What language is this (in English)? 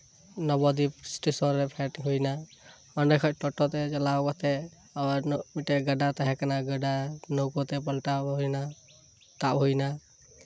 Santali